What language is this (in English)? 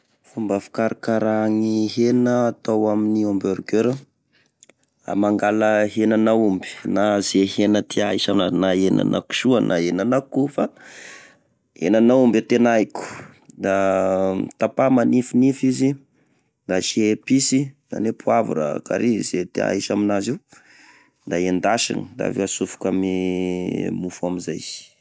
Tesaka Malagasy